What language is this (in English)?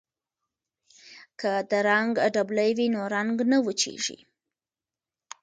Pashto